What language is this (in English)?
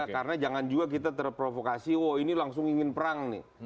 Indonesian